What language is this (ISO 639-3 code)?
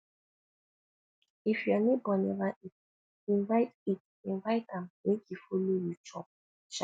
pcm